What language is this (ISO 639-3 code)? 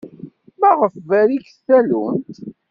kab